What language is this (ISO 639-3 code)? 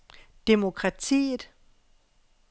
dan